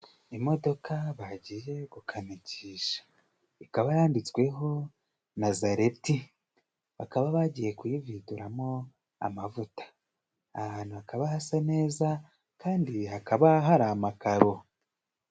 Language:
Kinyarwanda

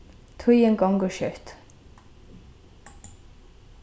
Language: Faroese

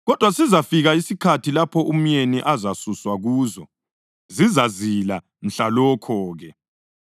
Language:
North Ndebele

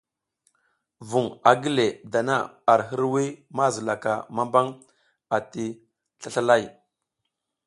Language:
South Giziga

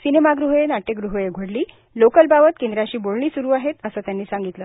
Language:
Marathi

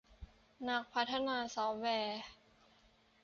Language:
Thai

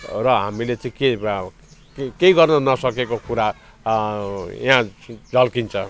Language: Nepali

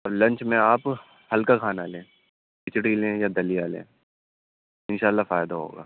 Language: Urdu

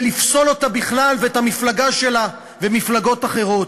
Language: Hebrew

